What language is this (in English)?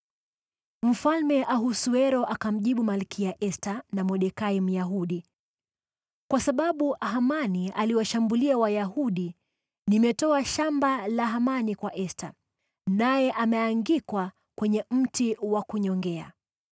Swahili